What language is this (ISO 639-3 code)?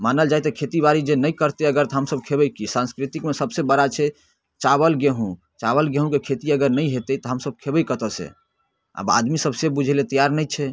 mai